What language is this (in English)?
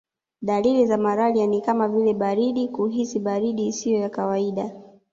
Swahili